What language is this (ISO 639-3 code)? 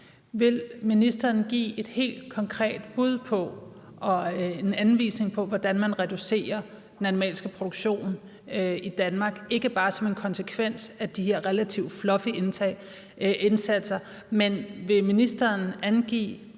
dan